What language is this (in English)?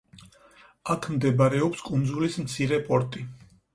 Georgian